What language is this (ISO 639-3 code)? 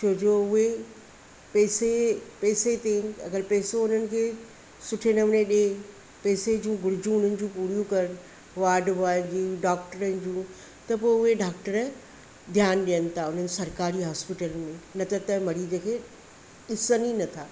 snd